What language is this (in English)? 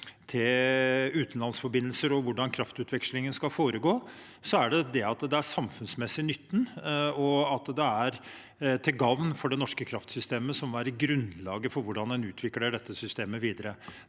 Norwegian